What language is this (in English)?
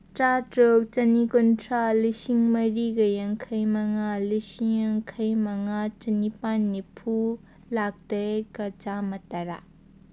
Manipuri